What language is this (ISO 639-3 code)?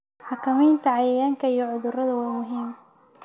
som